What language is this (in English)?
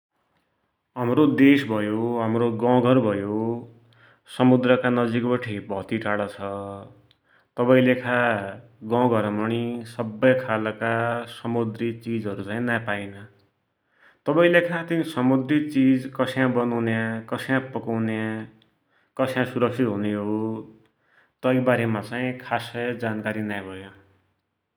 Dotyali